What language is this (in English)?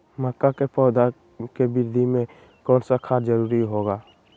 Magahi